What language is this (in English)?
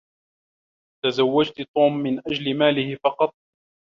Arabic